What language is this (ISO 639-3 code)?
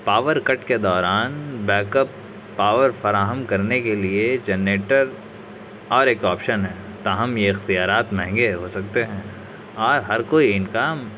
urd